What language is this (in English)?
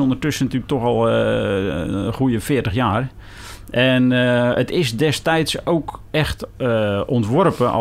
Dutch